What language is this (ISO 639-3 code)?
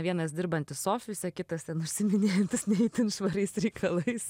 lit